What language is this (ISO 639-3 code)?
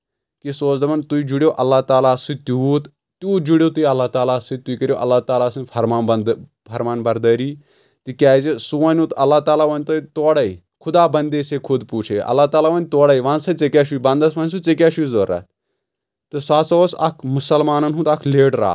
kas